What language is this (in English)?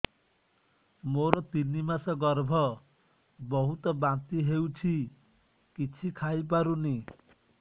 Odia